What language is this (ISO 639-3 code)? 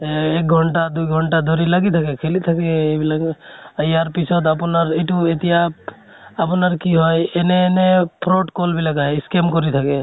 asm